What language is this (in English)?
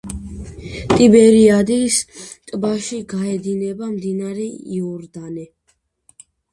Georgian